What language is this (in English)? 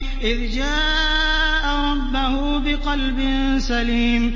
Arabic